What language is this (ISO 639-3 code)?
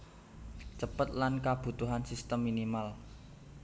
jav